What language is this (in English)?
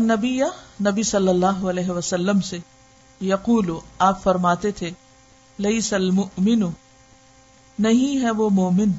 Urdu